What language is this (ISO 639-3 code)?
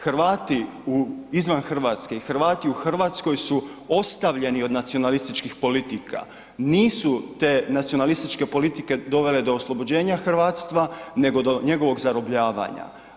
hrv